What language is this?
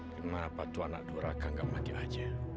Indonesian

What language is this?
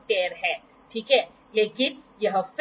Hindi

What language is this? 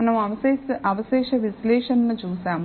Telugu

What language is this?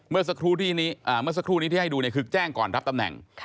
Thai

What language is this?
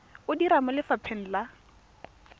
Tswana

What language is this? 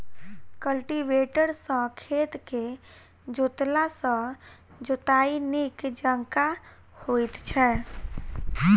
Maithili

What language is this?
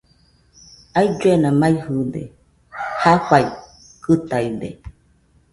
Nüpode Huitoto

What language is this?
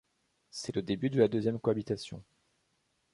French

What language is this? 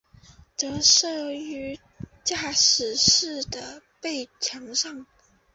Chinese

